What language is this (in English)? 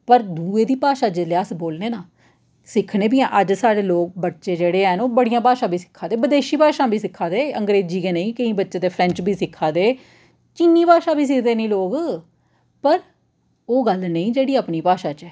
Dogri